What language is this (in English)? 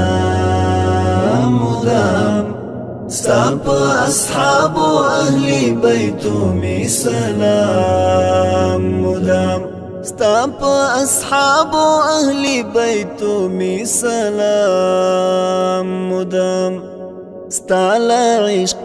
Arabic